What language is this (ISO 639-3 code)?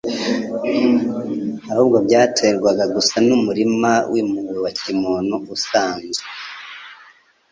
kin